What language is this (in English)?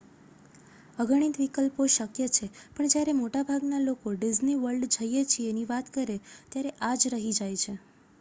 Gujarati